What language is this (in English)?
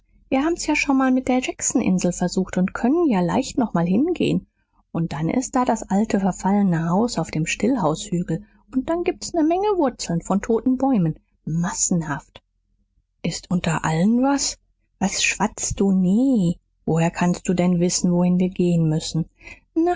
German